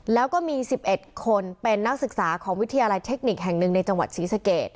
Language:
Thai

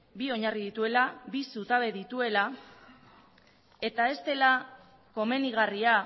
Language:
Basque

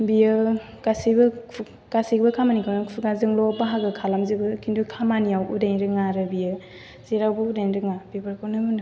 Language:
Bodo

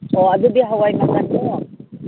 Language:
Manipuri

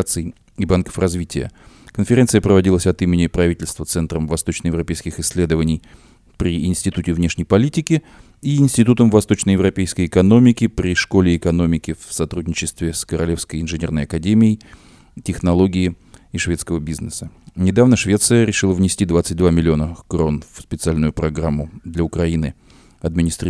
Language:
Russian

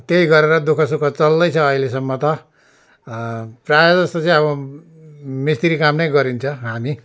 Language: Nepali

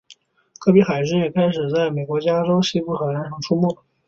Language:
Chinese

